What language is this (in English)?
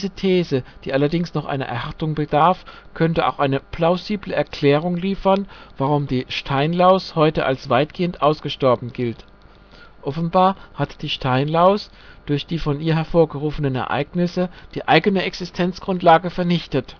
German